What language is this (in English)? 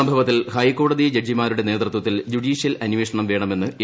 Malayalam